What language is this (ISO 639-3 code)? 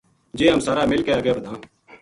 gju